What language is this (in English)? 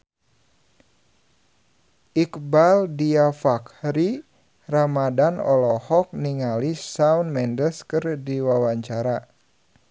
Sundanese